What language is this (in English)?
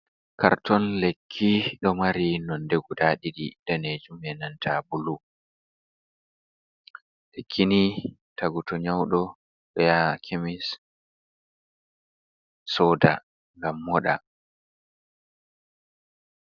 Fula